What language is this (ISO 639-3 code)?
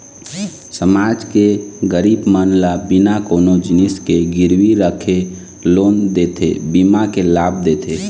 hne